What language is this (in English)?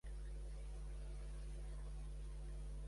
Catalan